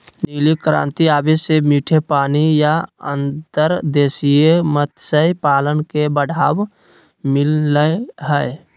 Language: Magahi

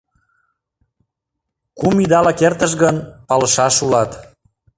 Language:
Mari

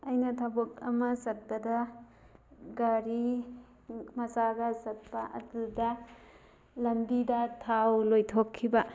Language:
Manipuri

